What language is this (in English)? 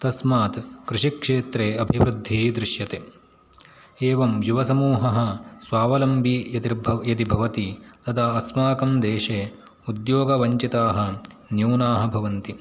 Sanskrit